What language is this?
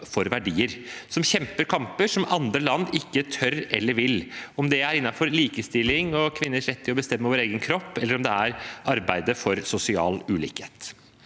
Norwegian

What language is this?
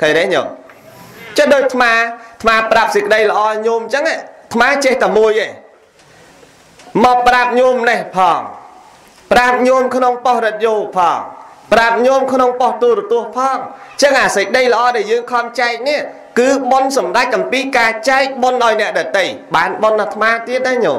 Vietnamese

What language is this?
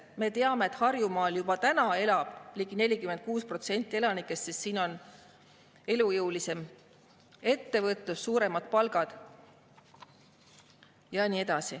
Estonian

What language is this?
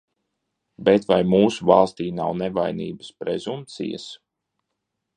Latvian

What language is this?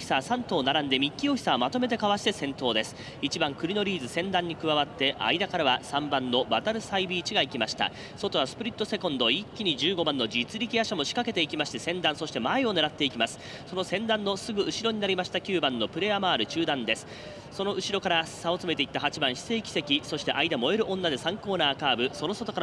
Japanese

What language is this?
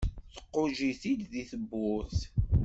Kabyle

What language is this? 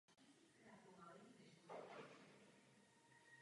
Czech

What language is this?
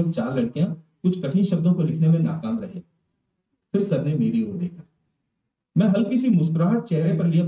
Hindi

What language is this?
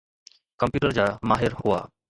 Sindhi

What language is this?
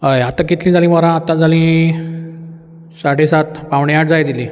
Konkani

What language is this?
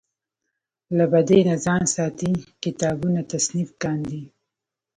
Pashto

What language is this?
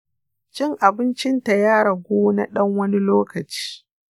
Hausa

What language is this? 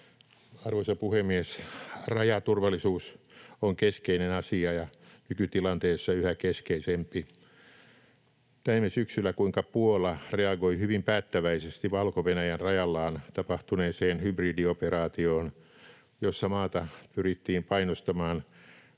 Finnish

